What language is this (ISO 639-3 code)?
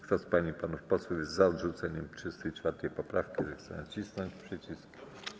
pol